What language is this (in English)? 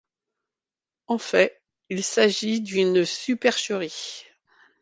French